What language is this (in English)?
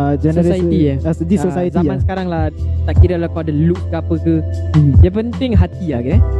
Malay